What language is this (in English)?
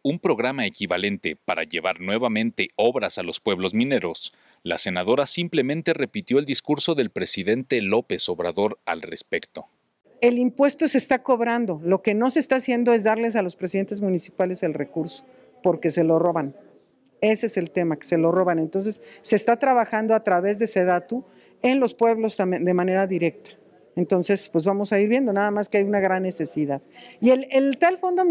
Spanish